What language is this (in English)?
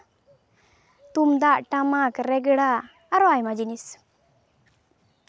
Santali